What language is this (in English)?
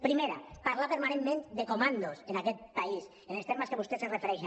Catalan